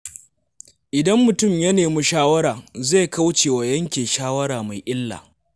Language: Hausa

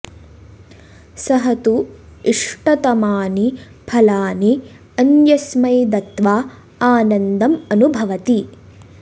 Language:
Sanskrit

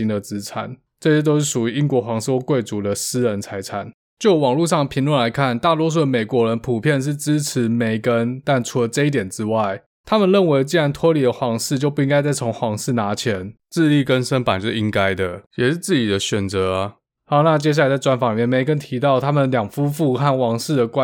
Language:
Chinese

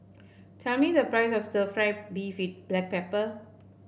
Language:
English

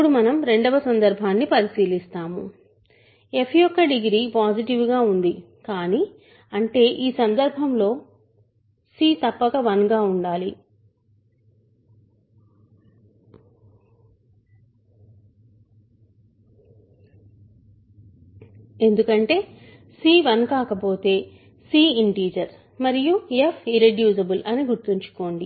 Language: Telugu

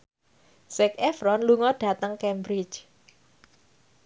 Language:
Javanese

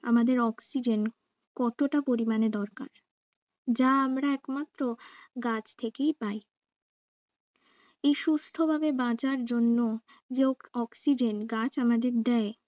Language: Bangla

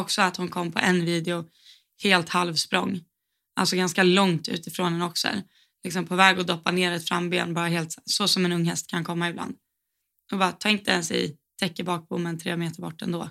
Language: Swedish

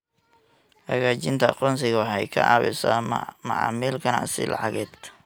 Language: Somali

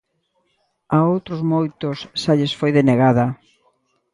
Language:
Galician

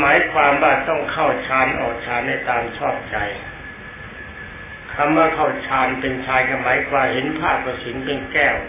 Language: Thai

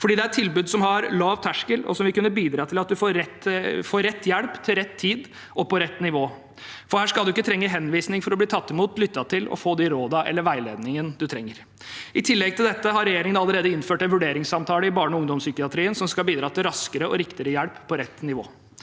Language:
Norwegian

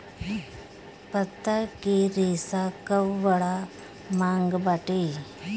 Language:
Bhojpuri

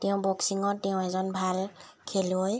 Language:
Assamese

